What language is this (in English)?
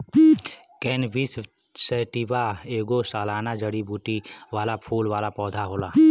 Bhojpuri